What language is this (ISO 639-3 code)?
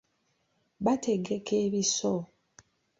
lug